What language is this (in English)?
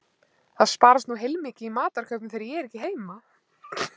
Icelandic